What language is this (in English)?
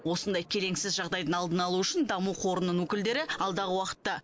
Kazakh